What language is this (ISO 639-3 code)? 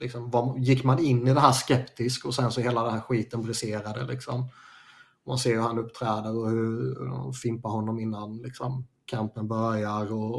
swe